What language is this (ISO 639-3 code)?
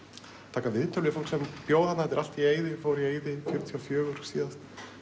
isl